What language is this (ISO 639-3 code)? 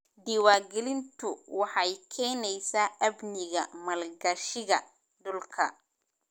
som